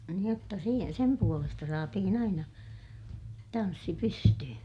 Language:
Finnish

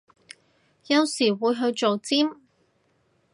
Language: Cantonese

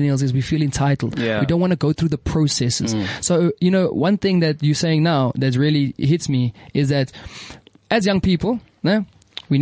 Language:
English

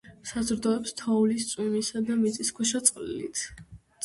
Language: Georgian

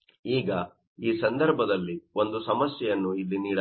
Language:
Kannada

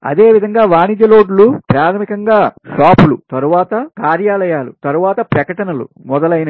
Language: Telugu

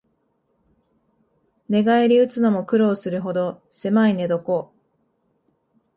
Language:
Japanese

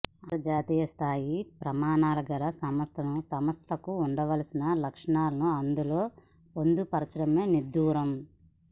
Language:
Telugu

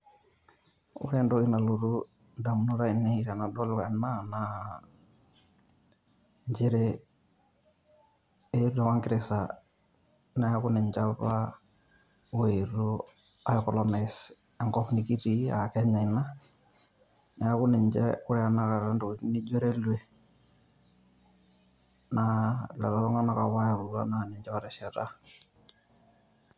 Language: Masai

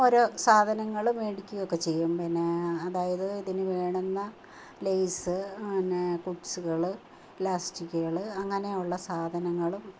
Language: Malayalam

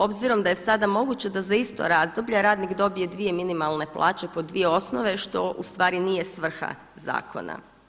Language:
Croatian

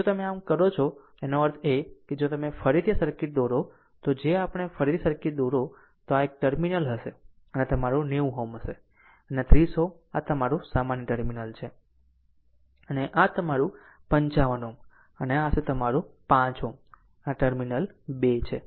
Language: Gujarati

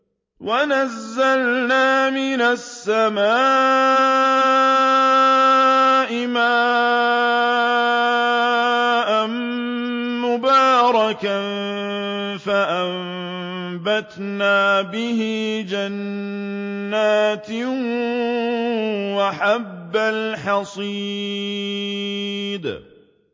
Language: Arabic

